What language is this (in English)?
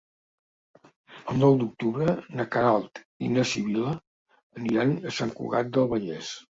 Catalan